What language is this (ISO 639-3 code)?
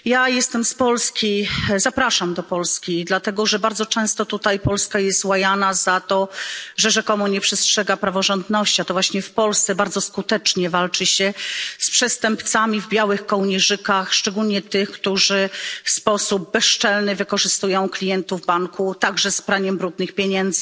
pol